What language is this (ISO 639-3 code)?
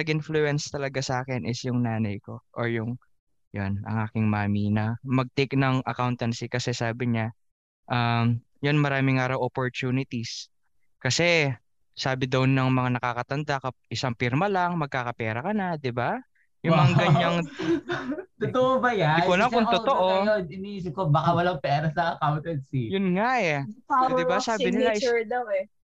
fil